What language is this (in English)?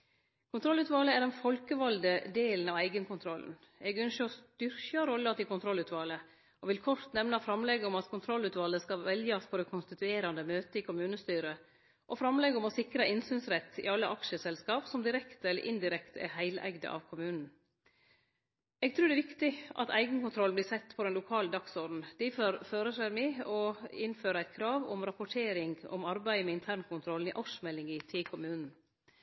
Norwegian Nynorsk